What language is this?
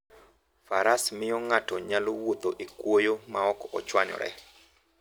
Luo (Kenya and Tanzania)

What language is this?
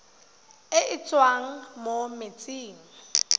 Tswana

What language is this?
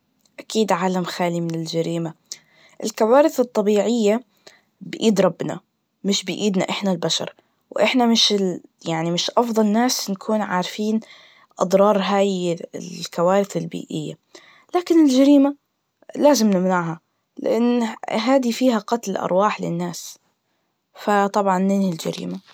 Najdi Arabic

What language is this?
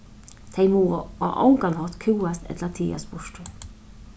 Faroese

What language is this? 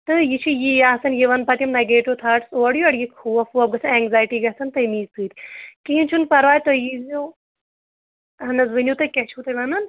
Kashmiri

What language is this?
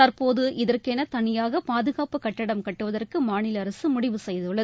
Tamil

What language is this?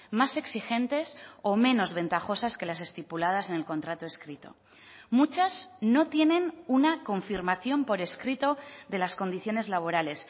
Spanish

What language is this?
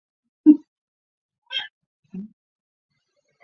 Chinese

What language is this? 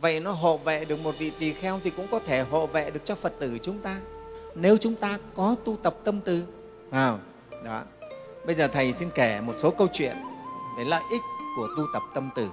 Vietnamese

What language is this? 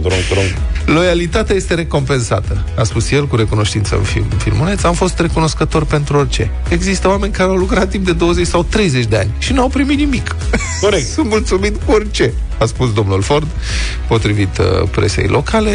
Romanian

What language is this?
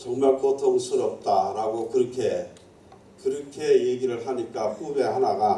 Korean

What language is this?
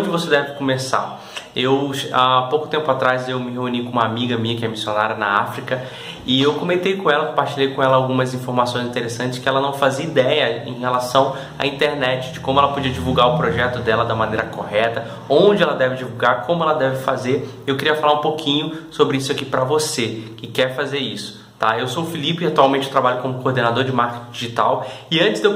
Portuguese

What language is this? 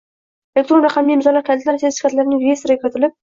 Uzbek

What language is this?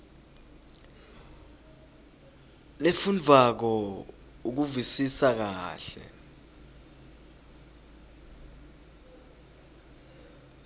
Swati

